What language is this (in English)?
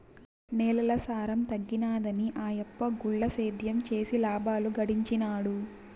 Telugu